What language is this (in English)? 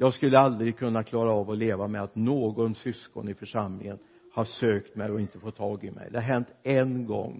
Swedish